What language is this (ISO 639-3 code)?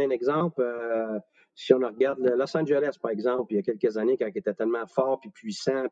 fra